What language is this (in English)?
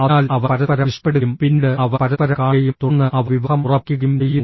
Malayalam